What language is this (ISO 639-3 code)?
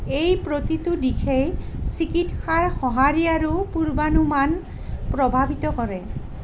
asm